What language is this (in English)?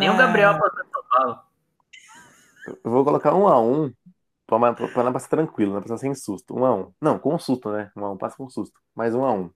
Portuguese